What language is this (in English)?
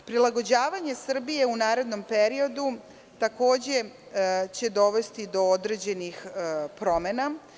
Serbian